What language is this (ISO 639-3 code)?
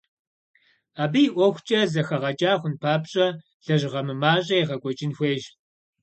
kbd